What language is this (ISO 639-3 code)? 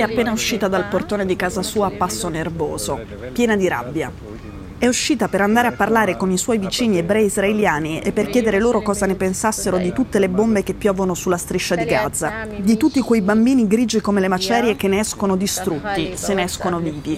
ita